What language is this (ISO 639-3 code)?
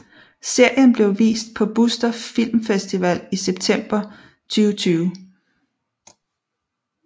dan